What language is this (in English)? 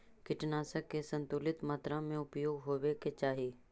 Magahi